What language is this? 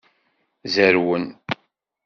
Kabyle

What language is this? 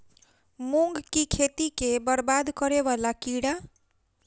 Maithili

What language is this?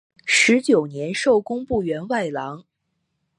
Chinese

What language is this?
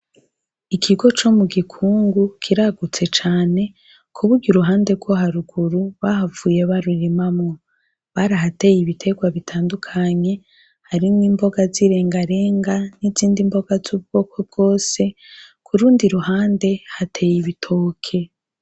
Rundi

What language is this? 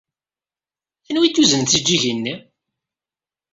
Kabyle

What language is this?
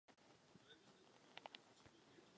Czech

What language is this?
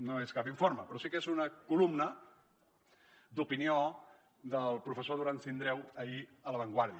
Catalan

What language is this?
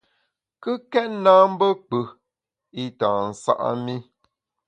Bamun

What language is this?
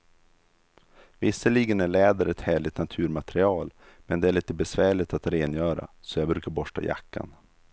Swedish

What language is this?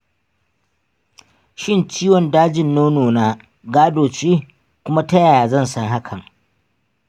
Hausa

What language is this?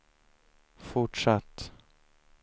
Swedish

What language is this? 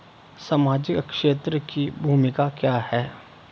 Hindi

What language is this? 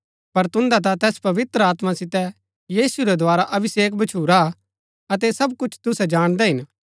Gaddi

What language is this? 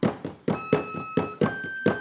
Indonesian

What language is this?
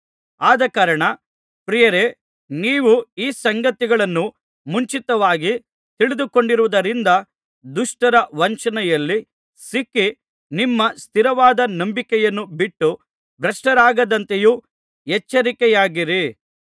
Kannada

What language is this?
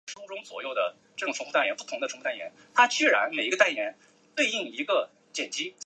Chinese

